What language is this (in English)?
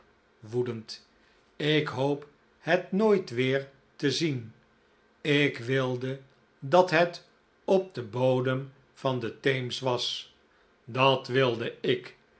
Dutch